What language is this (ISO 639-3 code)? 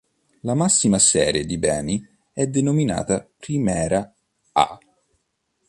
ita